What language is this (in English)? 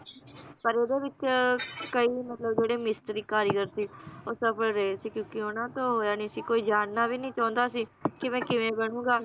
Punjabi